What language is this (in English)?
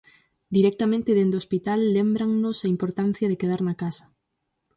Galician